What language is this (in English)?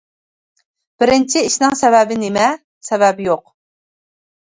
Uyghur